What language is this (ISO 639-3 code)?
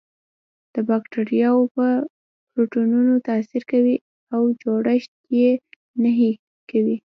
pus